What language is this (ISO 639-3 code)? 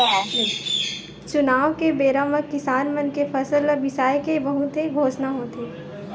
hne